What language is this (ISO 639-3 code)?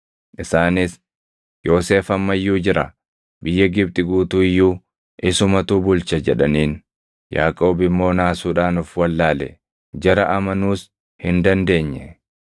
orm